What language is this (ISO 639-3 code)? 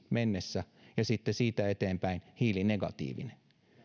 fin